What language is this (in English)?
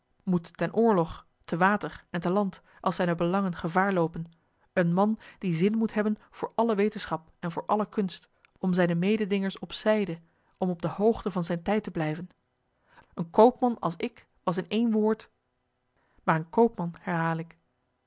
Dutch